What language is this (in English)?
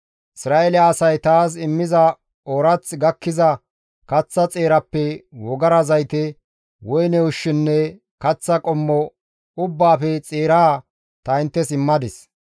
Gamo